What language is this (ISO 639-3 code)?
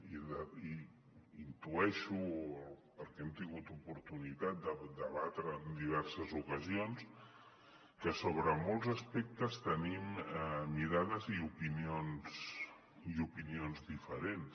cat